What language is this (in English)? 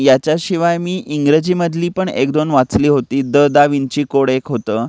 Marathi